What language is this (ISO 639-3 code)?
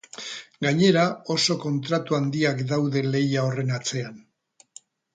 eus